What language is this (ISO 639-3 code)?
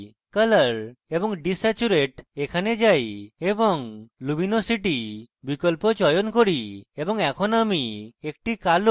ben